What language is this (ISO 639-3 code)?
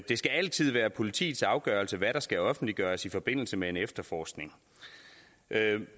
dan